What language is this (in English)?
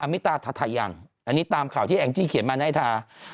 Thai